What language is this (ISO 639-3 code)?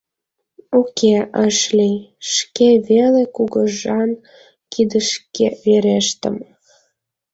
chm